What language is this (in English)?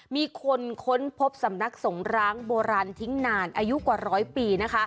Thai